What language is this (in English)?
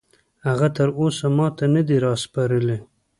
Pashto